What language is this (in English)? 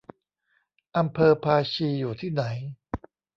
Thai